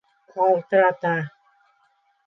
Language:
Bashkir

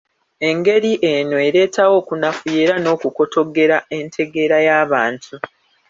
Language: Ganda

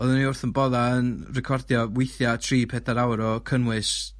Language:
Welsh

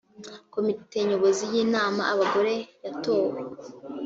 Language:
Kinyarwanda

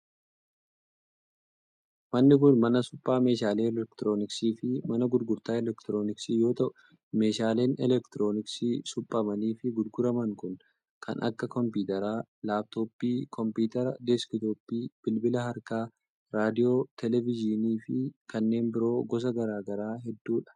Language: Oromo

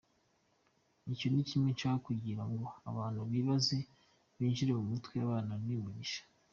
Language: Kinyarwanda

